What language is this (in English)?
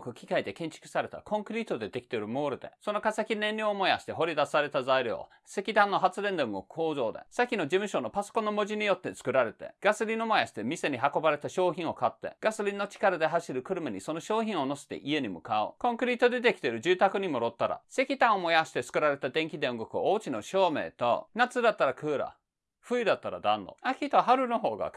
Japanese